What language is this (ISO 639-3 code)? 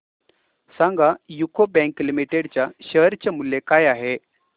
mar